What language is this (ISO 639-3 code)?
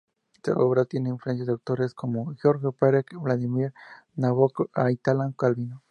spa